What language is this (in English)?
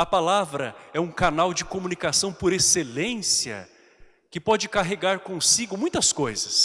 Portuguese